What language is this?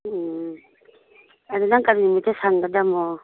Manipuri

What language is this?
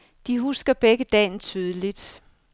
Danish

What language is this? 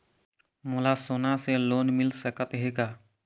Chhattisgarhi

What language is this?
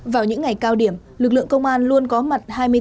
Vietnamese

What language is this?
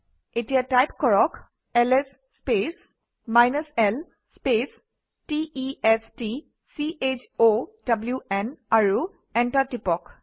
Assamese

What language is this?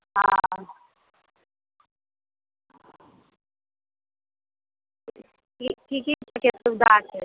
Maithili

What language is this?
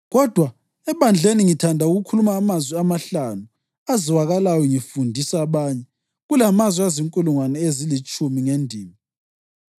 North Ndebele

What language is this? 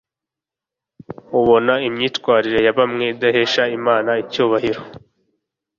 Kinyarwanda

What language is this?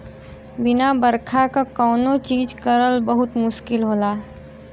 Bhojpuri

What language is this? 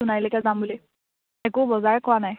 Assamese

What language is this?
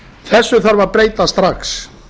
Icelandic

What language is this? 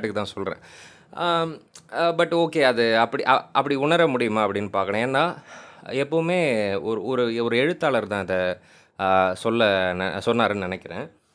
Tamil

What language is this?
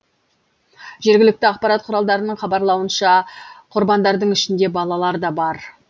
Kazakh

